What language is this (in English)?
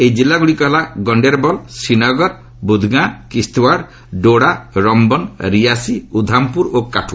Odia